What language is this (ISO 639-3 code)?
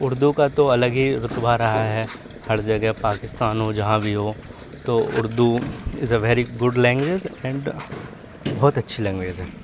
urd